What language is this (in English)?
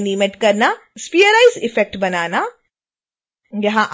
Hindi